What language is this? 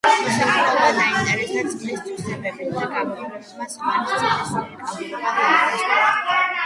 Georgian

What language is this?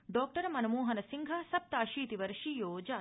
Sanskrit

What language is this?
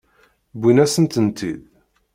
Kabyle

